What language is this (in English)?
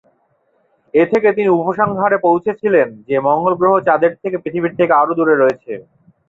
Bangla